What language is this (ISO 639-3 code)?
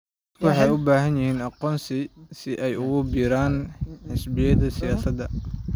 som